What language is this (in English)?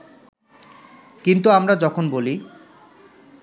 Bangla